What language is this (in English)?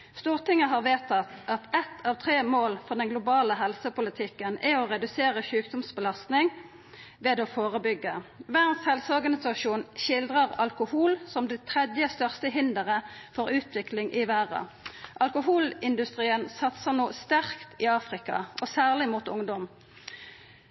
Norwegian Nynorsk